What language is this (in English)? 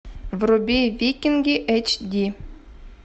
Russian